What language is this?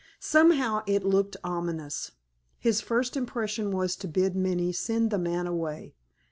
English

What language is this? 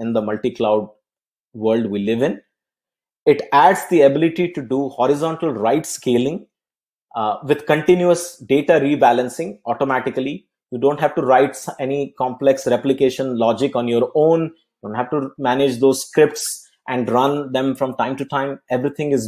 English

